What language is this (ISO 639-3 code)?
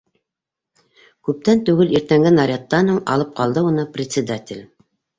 bak